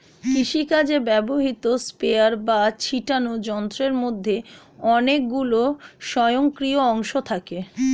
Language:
Bangla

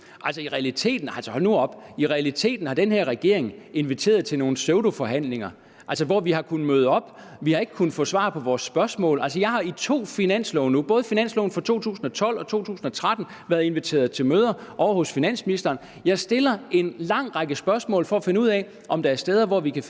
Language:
Danish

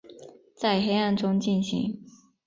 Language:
Chinese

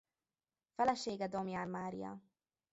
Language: Hungarian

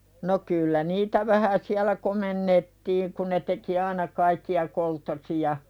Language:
Finnish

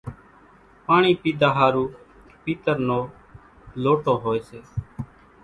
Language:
Kachi Koli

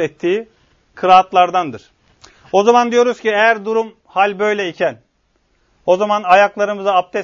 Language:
Turkish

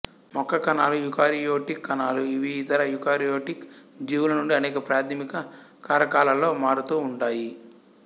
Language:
Telugu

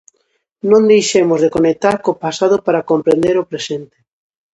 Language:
Galician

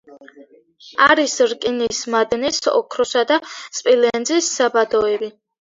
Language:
Georgian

